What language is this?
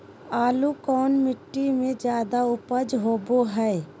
Magahi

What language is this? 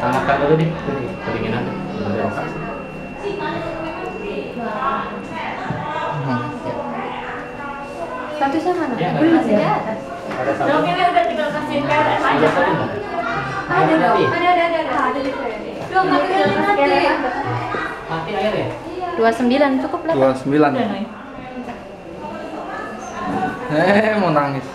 Indonesian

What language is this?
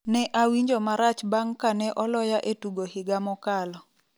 Luo (Kenya and Tanzania)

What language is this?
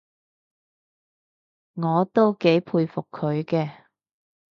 Cantonese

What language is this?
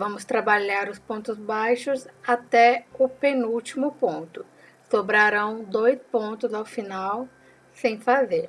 Portuguese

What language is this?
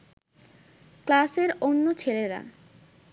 Bangla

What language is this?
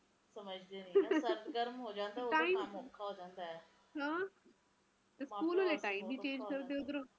Punjabi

